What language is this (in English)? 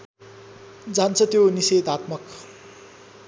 Nepali